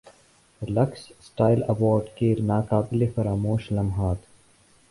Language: Urdu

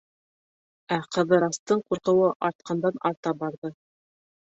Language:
Bashkir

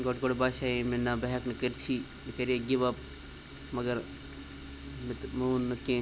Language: Kashmiri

